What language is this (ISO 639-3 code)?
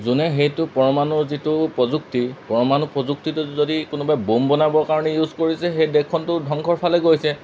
asm